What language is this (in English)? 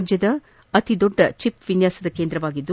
Kannada